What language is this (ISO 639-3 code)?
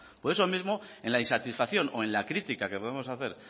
spa